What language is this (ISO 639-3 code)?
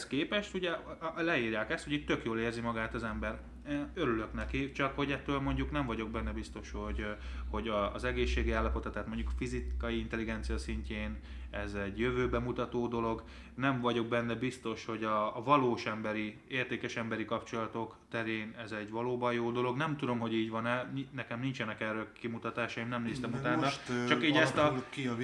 hun